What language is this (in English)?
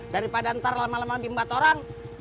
Indonesian